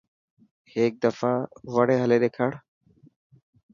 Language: Dhatki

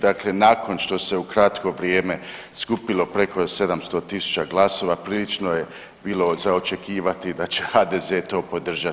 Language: Croatian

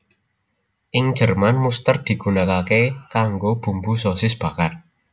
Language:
Javanese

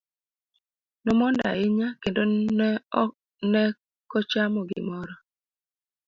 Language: Luo (Kenya and Tanzania)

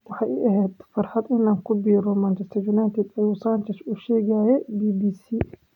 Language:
Somali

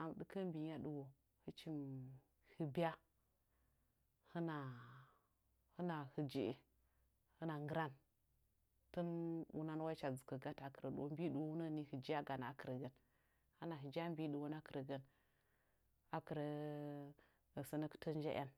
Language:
Nzanyi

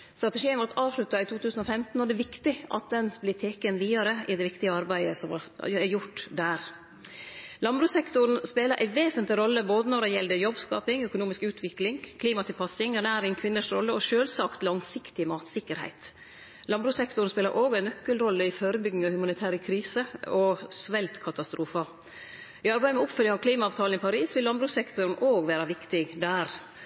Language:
Norwegian Nynorsk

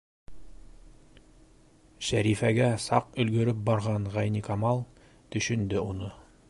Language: Bashkir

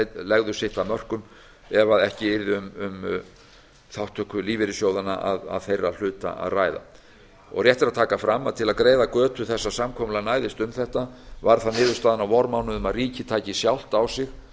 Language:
Icelandic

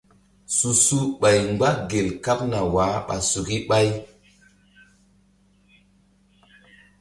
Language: Mbum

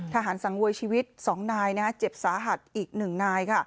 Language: Thai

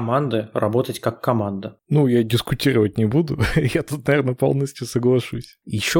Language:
Russian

